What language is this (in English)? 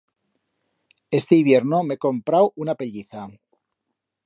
Aragonese